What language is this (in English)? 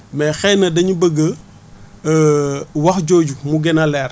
Wolof